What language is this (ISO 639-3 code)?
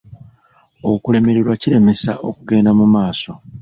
lug